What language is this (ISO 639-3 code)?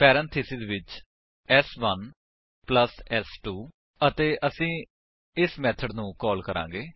pan